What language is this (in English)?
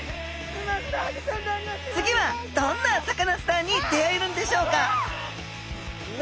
Japanese